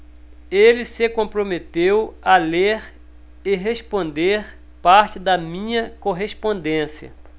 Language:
Portuguese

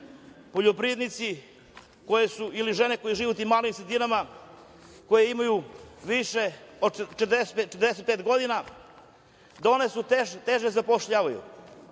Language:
Serbian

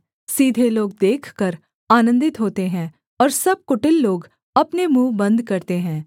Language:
Hindi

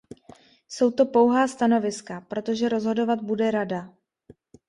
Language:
Czech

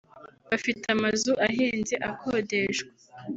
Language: Kinyarwanda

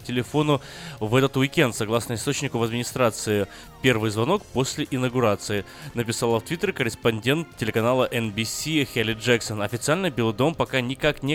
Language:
Russian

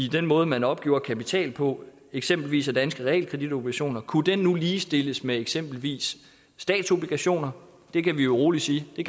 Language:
Danish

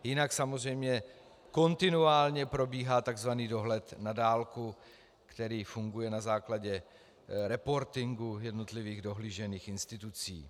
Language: Czech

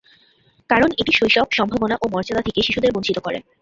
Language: Bangla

